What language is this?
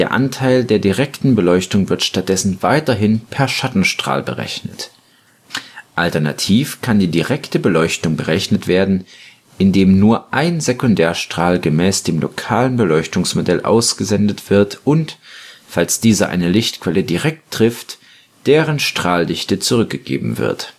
German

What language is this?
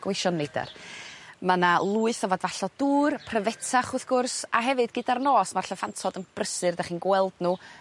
Welsh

